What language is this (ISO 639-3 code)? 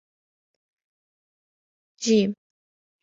ara